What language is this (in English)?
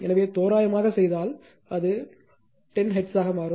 Tamil